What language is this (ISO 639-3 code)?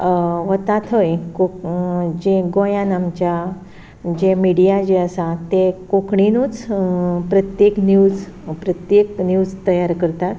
kok